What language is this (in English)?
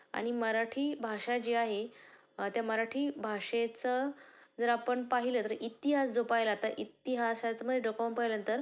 Marathi